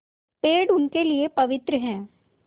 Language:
Hindi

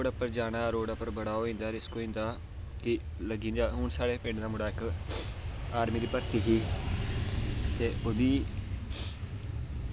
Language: Dogri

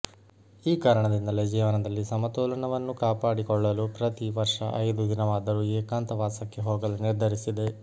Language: Kannada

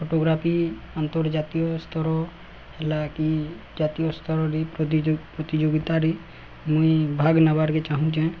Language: Odia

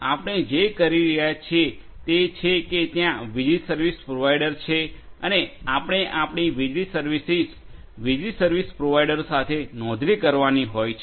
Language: Gujarati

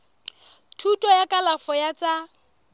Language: Southern Sotho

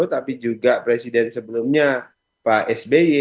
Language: Indonesian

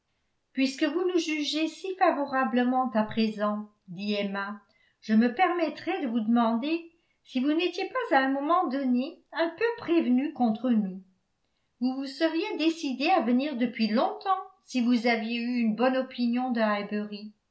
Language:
French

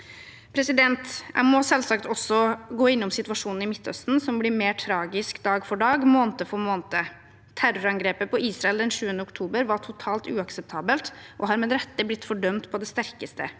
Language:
Norwegian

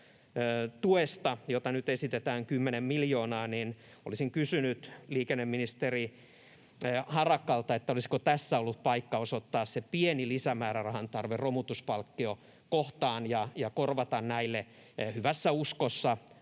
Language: Finnish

